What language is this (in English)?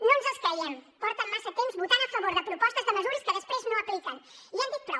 Catalan